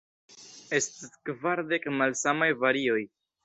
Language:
Esperanto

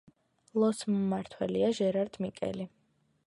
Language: Georgian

